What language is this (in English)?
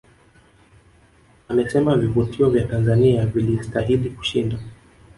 Swahili